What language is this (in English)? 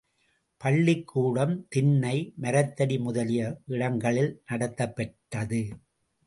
Tamil